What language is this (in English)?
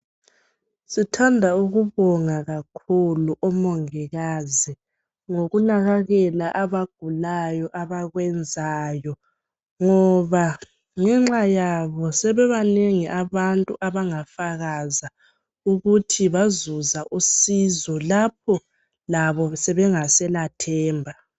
North Ndebele